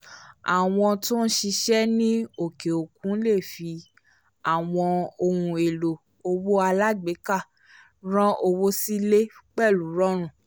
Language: Yoruba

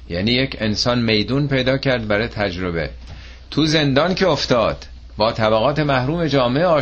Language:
Persian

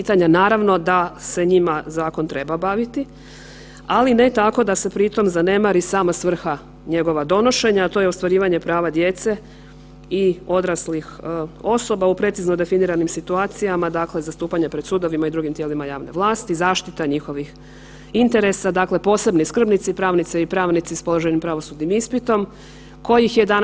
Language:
Croatian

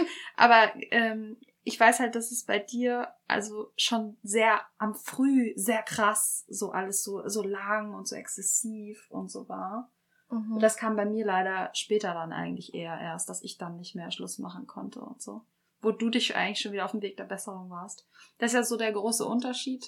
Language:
German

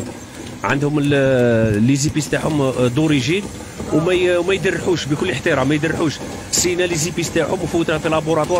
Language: Arabic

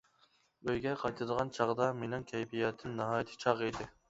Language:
Uyghur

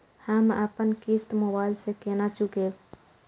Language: Maithili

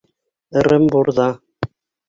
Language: Bashkir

